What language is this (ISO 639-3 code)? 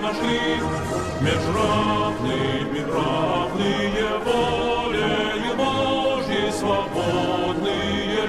ron